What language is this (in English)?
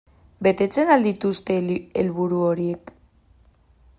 Basque